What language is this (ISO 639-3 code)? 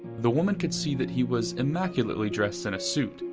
eng